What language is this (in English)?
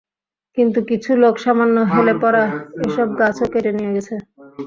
Bangla